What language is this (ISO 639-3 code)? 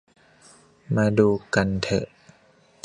tha